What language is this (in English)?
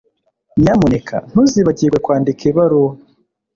Kinyarwanda